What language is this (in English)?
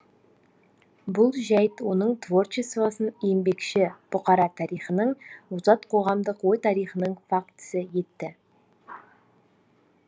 Kazakh